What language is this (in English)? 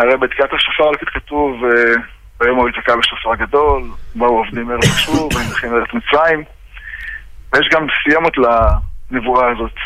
Hebrew